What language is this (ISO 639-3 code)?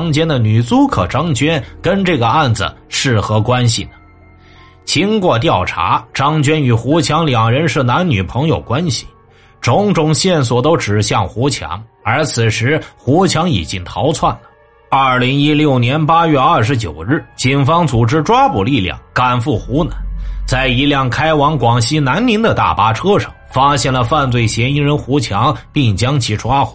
zho